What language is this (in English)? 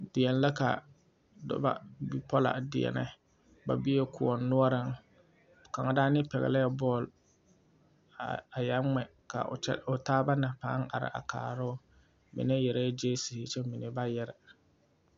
Southern Dagaare